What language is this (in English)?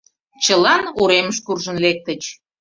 Mari